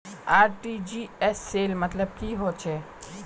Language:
Magahi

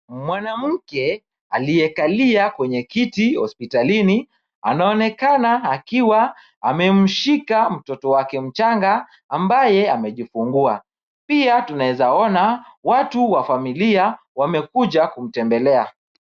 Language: Swahili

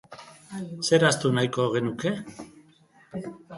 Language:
Basque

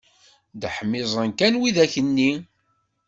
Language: Kabyle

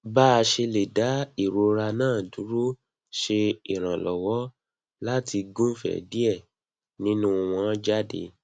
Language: Yoruba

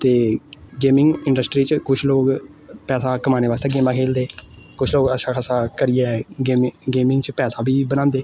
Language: Dogri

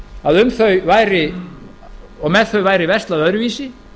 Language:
Icelandic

